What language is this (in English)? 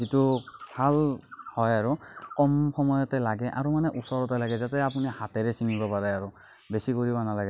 Assamese